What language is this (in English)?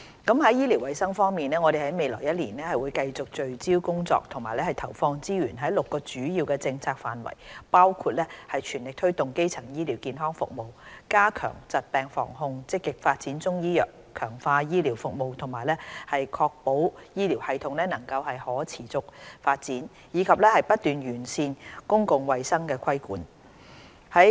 Cantonese